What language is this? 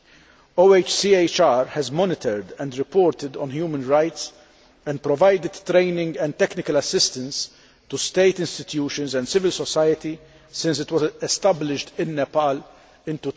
English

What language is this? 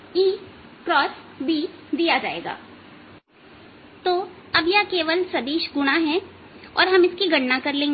Hindi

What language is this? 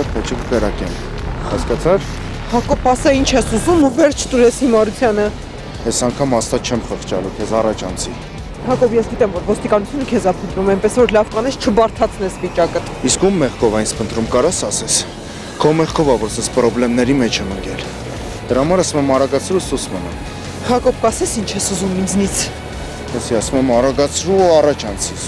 Romanian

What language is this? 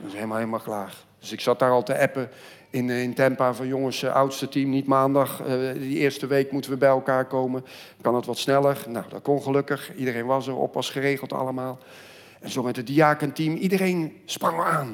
Dutch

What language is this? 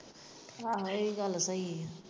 Punjabi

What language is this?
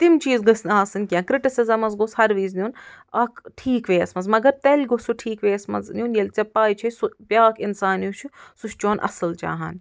Kashmiri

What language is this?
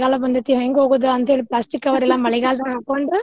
Kannada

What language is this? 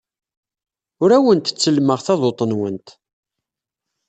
Kabyle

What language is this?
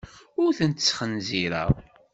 Kabyle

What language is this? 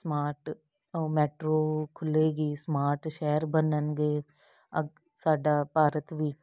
Punjabi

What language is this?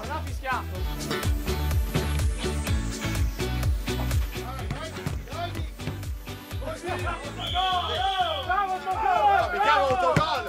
Italian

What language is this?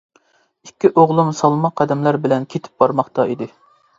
Uyghur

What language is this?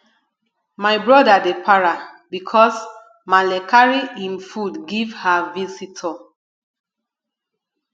Nigerian Pidgin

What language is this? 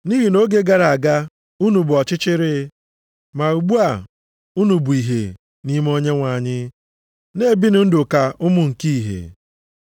Igbo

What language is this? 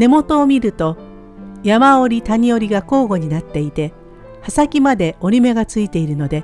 Japanese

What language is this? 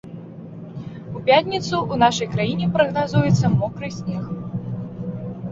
Belarusian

